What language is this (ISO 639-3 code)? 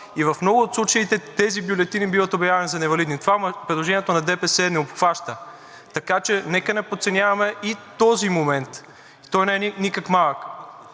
bul